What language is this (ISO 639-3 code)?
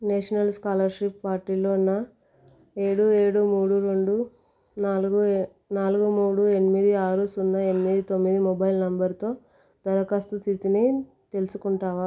tel